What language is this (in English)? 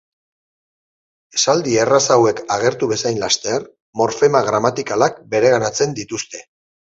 Basque